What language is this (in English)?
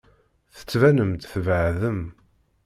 Kabyle